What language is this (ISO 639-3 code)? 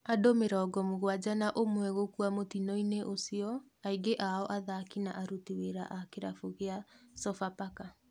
kik